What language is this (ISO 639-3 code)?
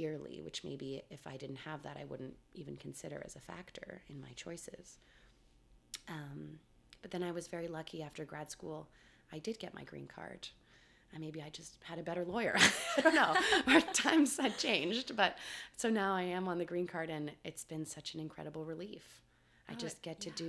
eng